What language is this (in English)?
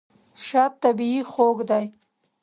Pashto